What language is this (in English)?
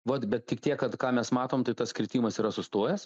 Lithuanian